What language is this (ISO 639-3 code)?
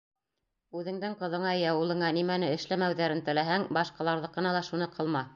bak